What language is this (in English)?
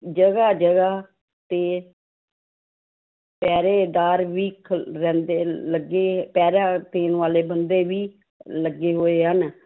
Punjabi